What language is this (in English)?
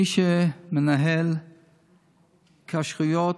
Hebrew